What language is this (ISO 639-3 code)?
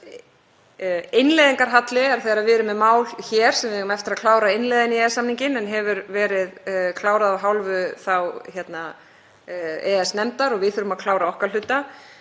isl